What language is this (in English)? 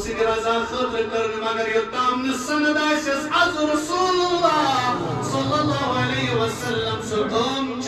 Arabic